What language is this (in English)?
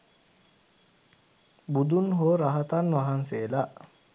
Sinhala